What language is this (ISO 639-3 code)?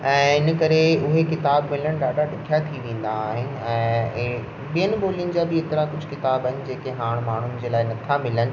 snd